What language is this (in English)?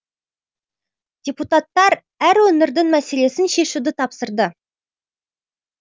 Kazakh